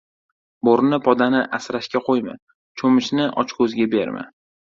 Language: Uzbek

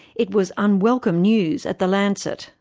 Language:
English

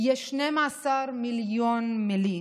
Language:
Hebrew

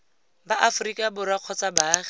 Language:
Tswana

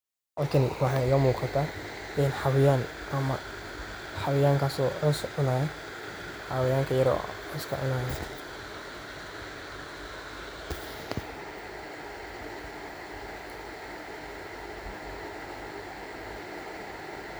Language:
Somali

